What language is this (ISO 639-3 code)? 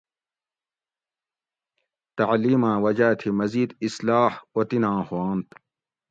gwc